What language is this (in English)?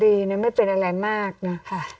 Thai